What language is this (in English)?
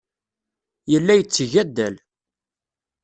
Kabyle